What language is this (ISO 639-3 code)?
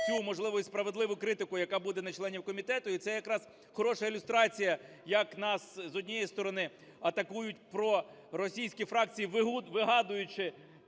ukr